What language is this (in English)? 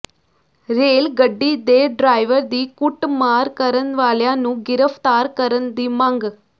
Punjabi